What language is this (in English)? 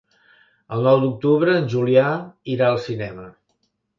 Catalan